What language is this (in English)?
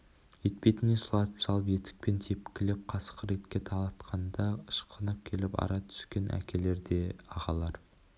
Kazakh